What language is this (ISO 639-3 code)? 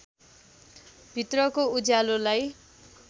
nep